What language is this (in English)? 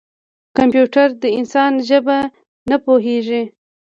Pashto